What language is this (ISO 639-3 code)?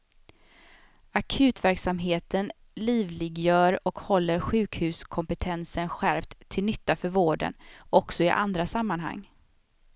swe